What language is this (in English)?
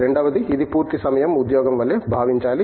Telugu